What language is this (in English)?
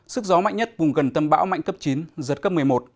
Vietnamese